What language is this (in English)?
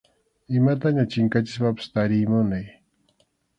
Arequipa-La Unión Quechua